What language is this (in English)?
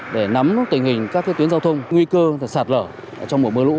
Vietnamese